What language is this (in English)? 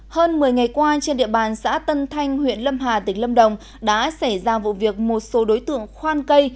Vietnamese